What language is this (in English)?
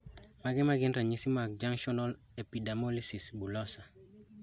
Luo (Kenya and Tanzania)